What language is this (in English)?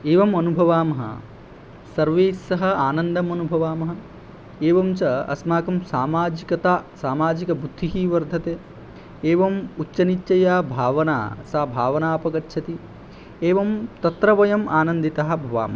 Sanskrit